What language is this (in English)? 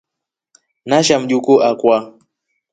Rombo